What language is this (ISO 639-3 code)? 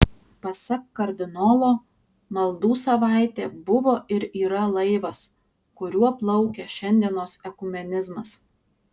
lit